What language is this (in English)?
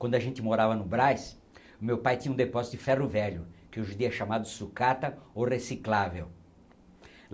Portuguese